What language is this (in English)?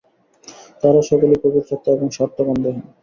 Bangla